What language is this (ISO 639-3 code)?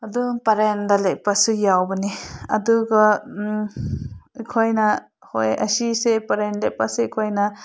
mni